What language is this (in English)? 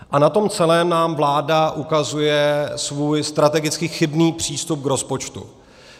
Czech